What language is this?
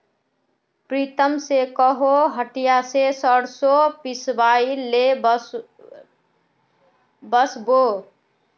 Magahi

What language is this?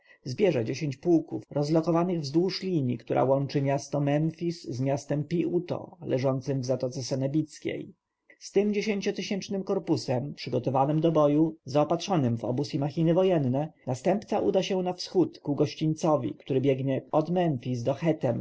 Polish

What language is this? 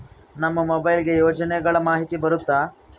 Kannada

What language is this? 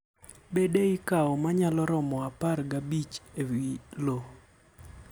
Luo (Kenya and Tanzania)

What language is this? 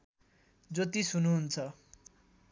Nepali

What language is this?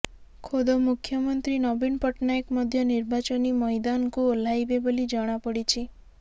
Odia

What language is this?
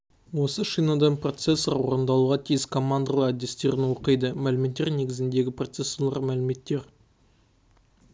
Kazakh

